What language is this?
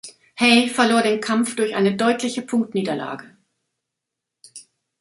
German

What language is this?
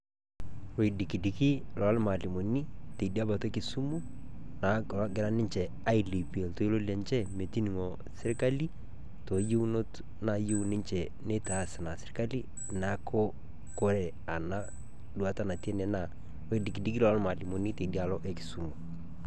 Masai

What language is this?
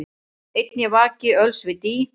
Icelandic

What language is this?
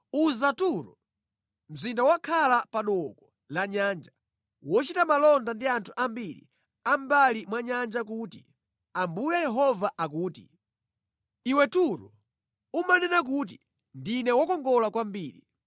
Nyanja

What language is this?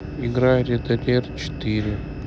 Russian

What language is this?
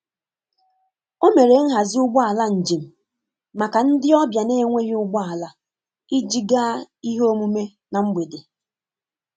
Igbo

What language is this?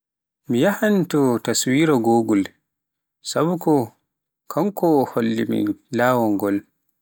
Pular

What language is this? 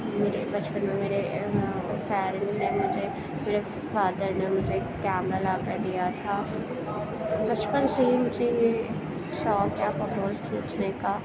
Urdu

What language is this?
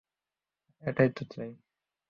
Bangla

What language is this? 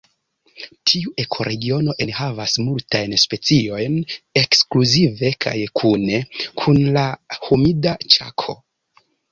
Esperanto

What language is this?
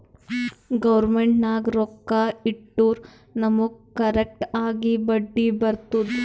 Kannada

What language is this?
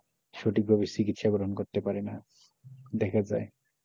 Bangla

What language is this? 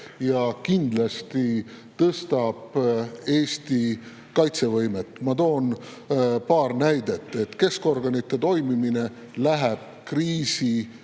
Estonian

